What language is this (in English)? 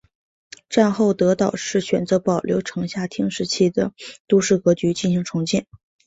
Chinese